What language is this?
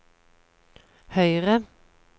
Norwegian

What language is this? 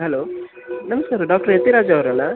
Kannada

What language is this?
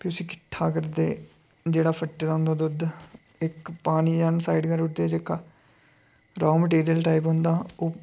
Dogri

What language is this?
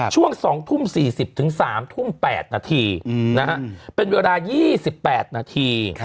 Thai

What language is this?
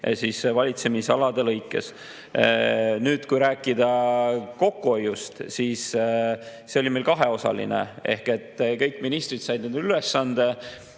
Estonian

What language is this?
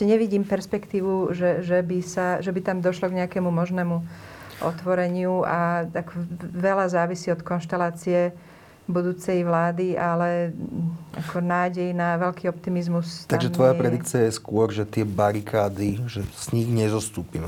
Slovak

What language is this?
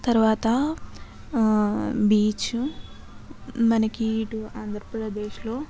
Telugu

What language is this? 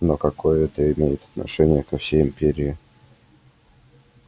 Russian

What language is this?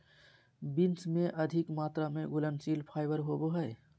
Magahi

